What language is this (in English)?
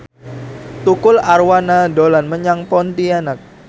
Javanese